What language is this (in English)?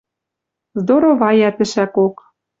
Western Mari